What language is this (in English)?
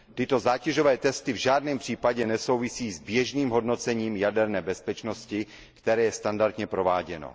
Czech